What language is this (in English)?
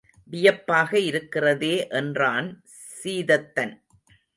Tamil